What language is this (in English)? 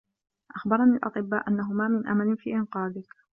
Arabic